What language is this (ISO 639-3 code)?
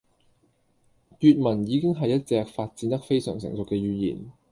yue